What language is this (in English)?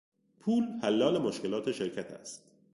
Persian